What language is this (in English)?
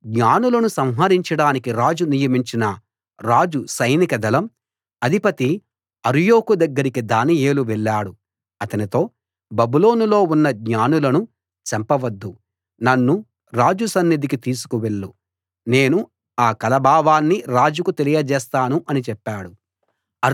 Telugu